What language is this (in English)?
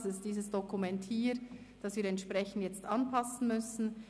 Swiss German